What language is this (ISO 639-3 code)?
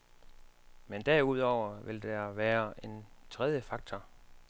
dan